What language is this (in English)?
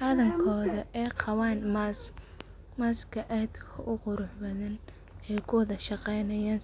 Somali